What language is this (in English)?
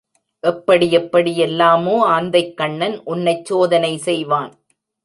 Tamil